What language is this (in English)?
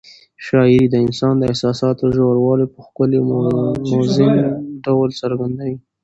Pashto